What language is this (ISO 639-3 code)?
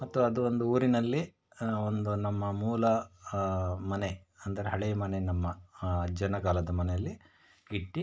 kan